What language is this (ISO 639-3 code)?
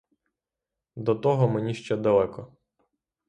ukr